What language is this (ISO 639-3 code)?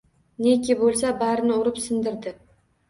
uzb